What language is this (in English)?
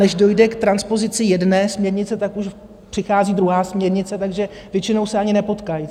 Czech